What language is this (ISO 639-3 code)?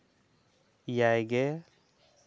sat